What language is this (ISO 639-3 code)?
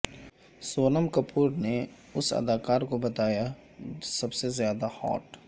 urd